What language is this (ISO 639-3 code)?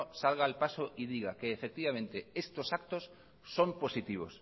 spa